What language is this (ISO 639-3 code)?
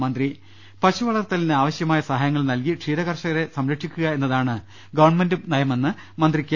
mal